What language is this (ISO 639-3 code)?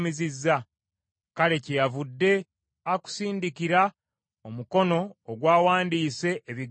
lug